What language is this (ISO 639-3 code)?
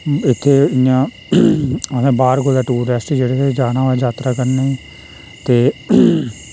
doi